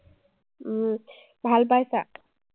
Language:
Assamese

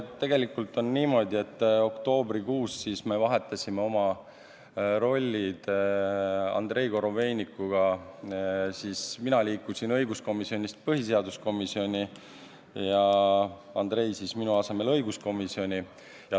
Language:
Estonian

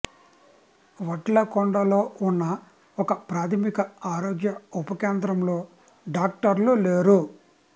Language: Telugu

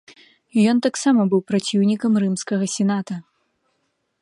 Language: Belarusian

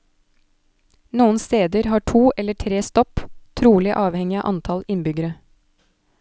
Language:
Norwegian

